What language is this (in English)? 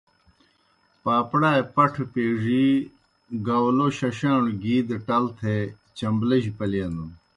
Kohistani Shina